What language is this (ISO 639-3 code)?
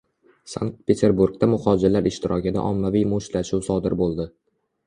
uzb